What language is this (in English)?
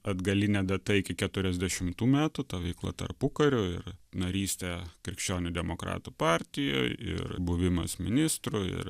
Lithuanian